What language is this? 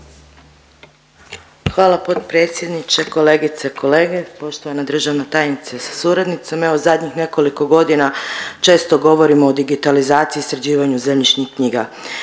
Croatian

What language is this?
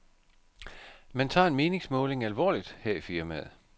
Danish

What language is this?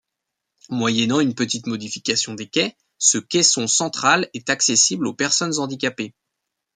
French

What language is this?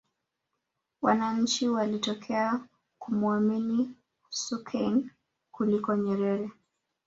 Swahili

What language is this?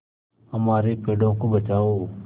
Hindi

